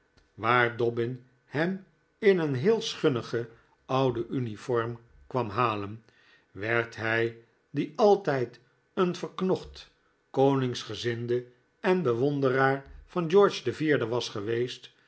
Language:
Dutch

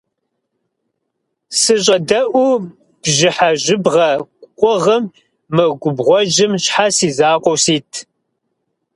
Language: Kabardian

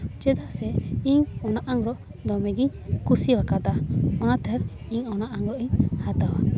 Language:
Santali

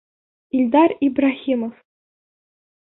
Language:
Bashkir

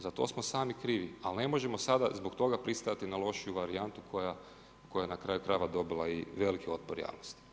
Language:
Croatian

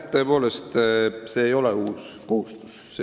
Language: Estonian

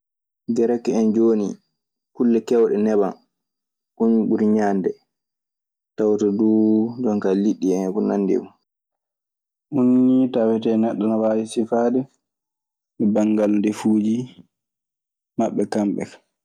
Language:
Maasina Fulfulde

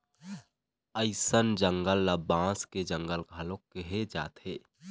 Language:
Chhattisgarhi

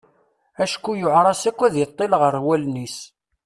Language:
Kabyle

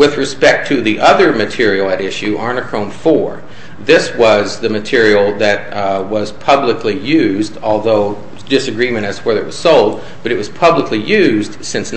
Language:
English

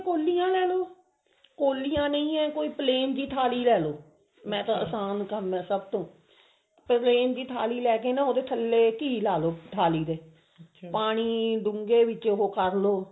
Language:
Punjabi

